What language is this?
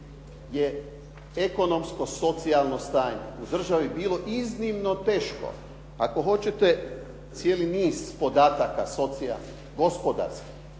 Croatian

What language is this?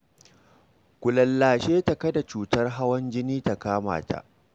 Hausa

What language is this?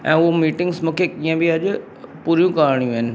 Sindhi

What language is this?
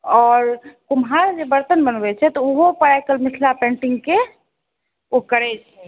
Maithili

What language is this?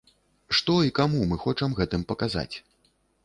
Belarusian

